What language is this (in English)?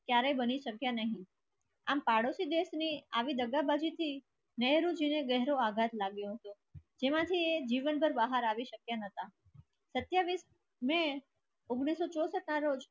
Gujarati